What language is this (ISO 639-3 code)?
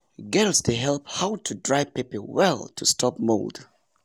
pcm